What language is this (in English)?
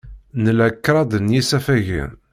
Kabyle